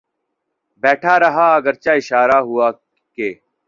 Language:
Urdu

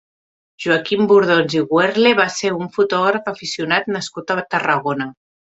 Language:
Catalan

